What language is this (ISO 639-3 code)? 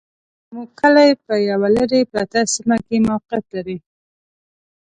pus